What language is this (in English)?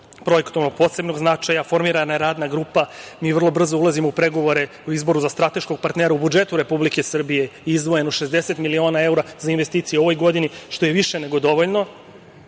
Serbian